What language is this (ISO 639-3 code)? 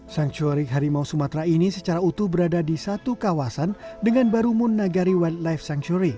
ind